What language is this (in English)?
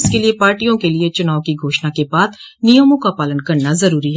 Hindi